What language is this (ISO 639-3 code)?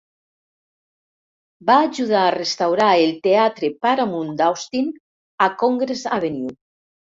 cat